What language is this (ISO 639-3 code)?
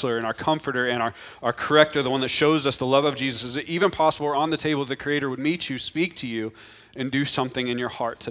eng